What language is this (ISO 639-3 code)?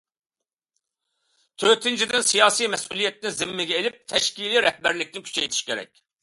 uig